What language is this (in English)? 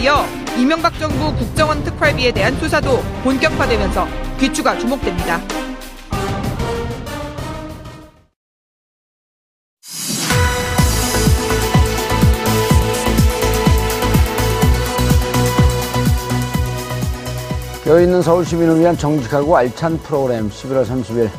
Korean